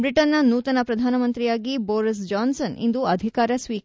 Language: Kannada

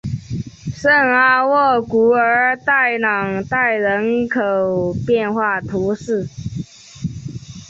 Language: Chinese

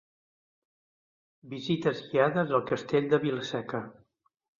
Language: Catalan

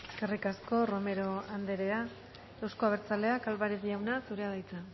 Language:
Basque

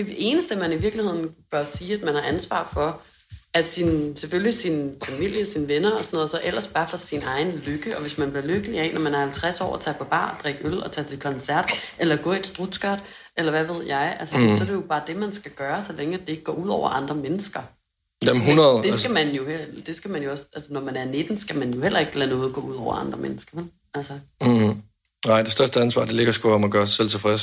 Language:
Danish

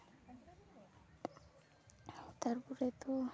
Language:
Santali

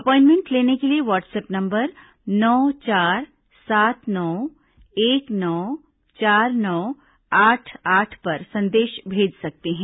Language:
Hindi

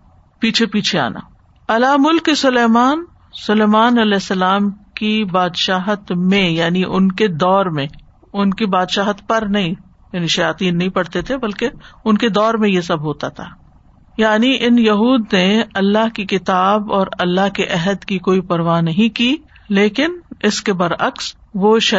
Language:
Urdu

